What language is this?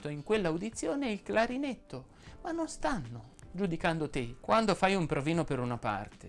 Italian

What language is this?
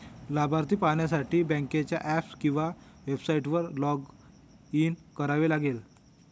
Marathi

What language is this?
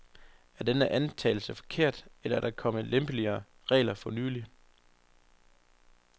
Danish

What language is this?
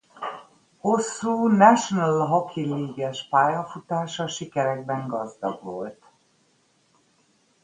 Hungarian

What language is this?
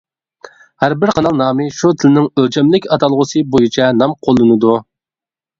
Uyghur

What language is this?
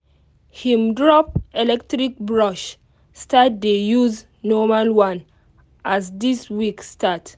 Nigerian Pidgin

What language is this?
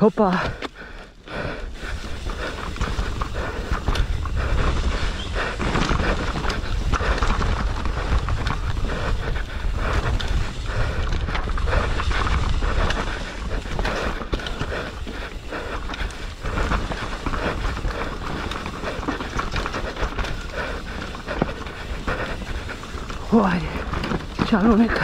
Romanian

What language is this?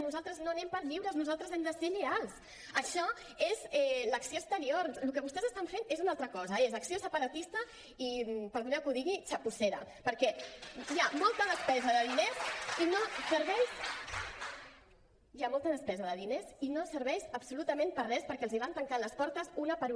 Catalan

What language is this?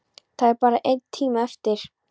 Icelandic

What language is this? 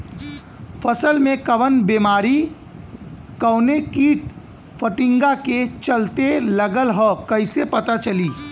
Bhojpuri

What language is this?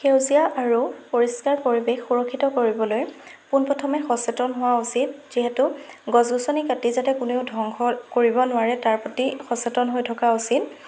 Assamese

